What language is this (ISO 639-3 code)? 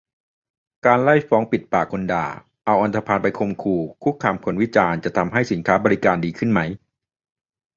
tha